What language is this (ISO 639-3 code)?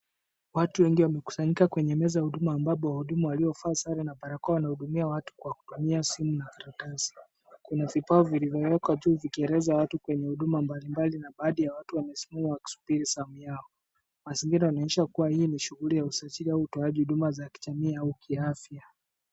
swa